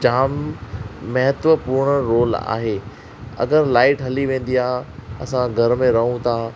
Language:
Sindhi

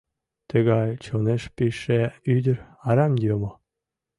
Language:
Mari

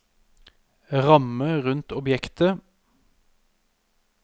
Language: Norwegian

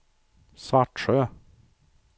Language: Swedish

